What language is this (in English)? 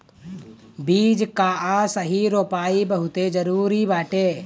Bhojpuri